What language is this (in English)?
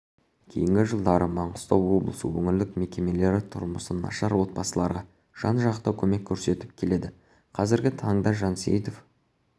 Kazakh